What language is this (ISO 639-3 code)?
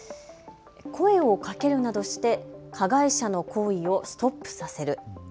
jpn